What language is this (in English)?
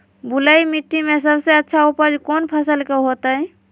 Magahi